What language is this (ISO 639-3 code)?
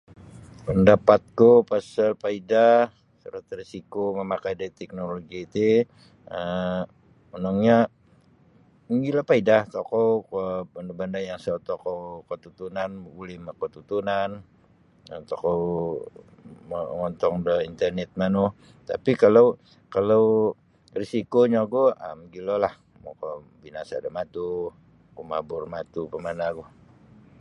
bsy